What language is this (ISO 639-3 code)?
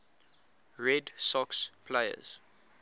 eng